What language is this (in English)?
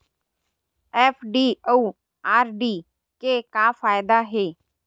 Chhattisgarhi